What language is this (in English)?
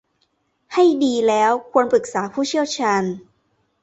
Thai